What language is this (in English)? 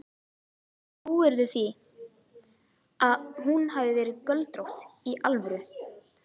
Icelandic